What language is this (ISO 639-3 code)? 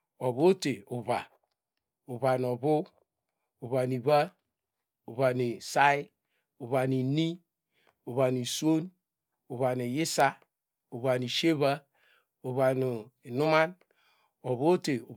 deg